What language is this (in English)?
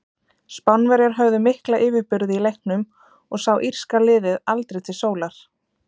Icelandic